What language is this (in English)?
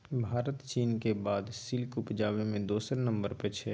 Maithili